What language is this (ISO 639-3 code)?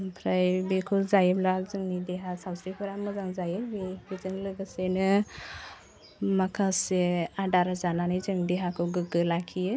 brx